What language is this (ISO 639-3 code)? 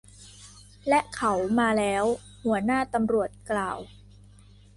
tha